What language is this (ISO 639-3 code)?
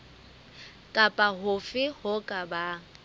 sot